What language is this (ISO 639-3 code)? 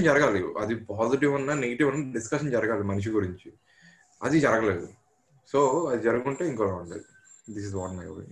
tel